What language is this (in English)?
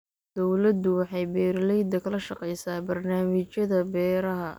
Somali